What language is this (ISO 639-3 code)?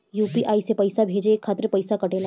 bho